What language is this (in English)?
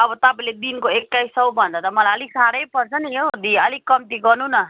Nepali